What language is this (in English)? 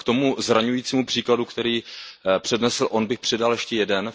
Czech